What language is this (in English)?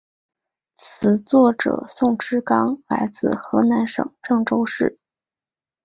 Chinese